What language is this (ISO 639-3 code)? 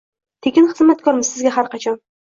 uzb